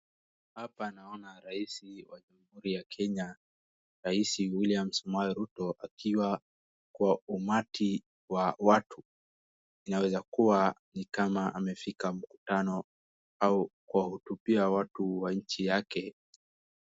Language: Swahili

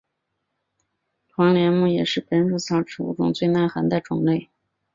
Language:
Chinese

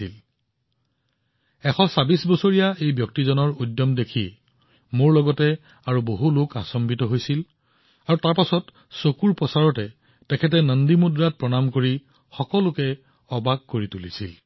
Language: Assamese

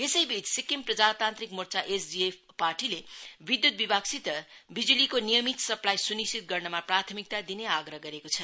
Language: Nepali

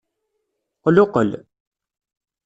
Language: Kabyle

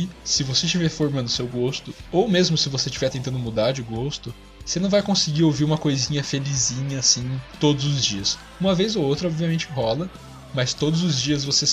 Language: Portuguese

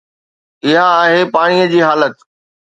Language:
Sindhi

